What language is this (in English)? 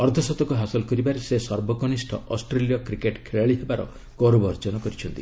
Odia